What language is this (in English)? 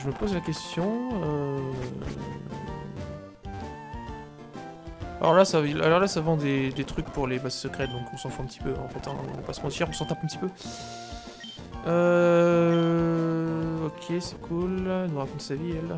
French